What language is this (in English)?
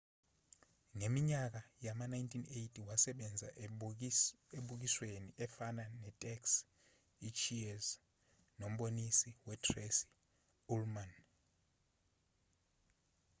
Zulu